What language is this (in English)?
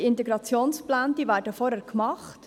Swiss German